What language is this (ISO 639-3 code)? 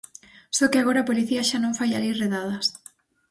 glg